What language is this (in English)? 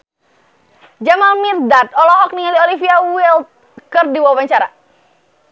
Sundanese